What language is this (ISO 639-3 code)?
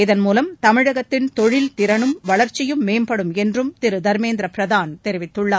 tam